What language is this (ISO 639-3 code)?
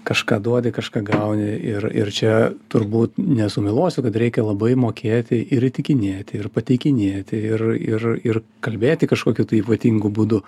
lit